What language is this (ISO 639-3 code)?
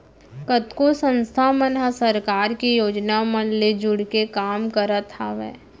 hne